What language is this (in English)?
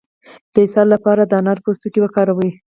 Pashto